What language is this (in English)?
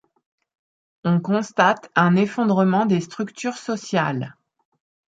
French